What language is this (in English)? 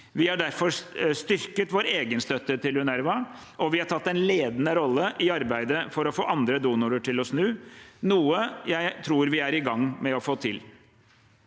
Norwegian